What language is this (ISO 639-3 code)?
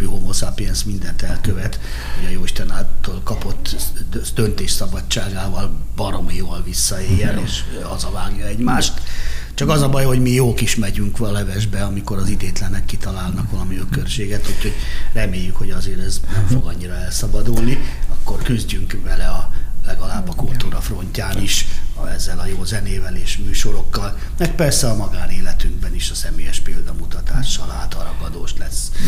hun